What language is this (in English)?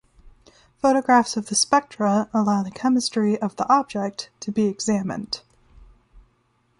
English